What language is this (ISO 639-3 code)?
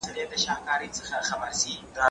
pus